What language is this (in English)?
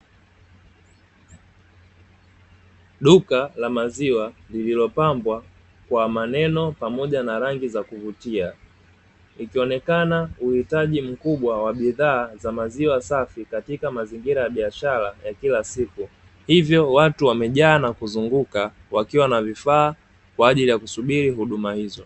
Swahili